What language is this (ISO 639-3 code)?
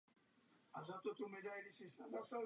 ces